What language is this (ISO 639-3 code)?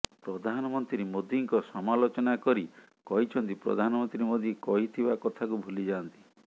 ori